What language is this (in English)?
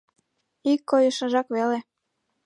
Mari